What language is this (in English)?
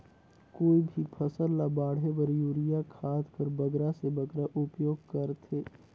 Chhattisgarhi